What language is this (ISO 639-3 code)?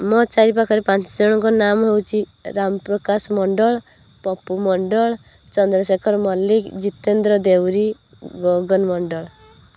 ori